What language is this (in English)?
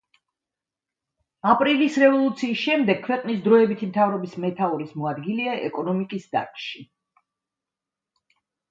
Georgian